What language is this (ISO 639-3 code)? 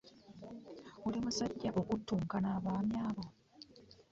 lug